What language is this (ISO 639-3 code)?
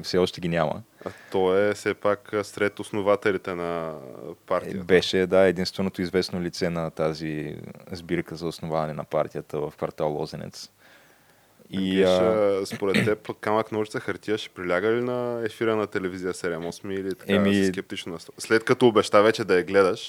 bul